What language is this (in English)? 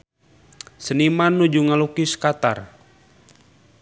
Sundanese